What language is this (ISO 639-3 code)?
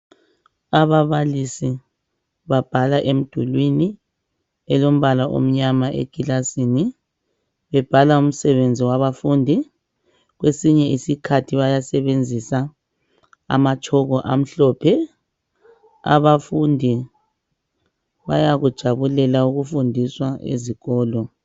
nde